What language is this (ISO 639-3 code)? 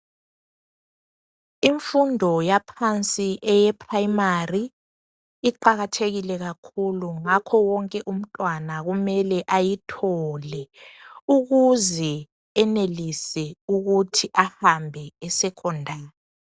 nde